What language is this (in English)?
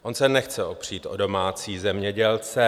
Czech